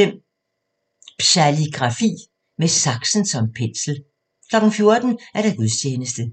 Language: Danish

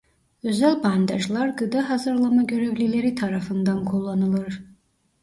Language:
Turkish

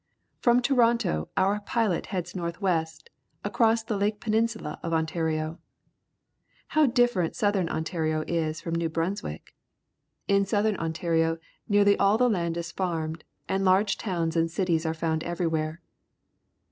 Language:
English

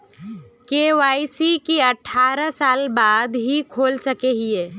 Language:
Magahi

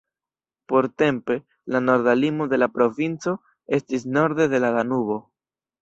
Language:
Esperanto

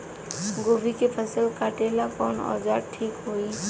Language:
Bhojpuri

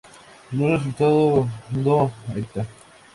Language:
Spanish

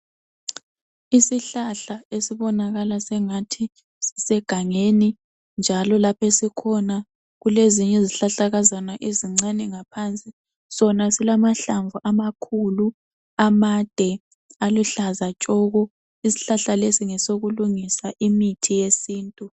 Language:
North Ndebele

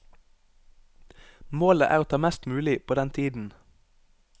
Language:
Norwegian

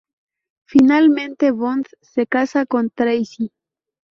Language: Spanish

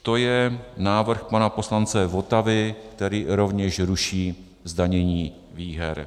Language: Czech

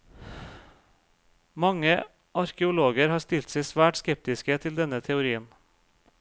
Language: Norwegian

